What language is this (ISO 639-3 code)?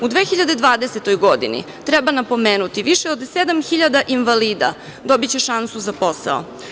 srp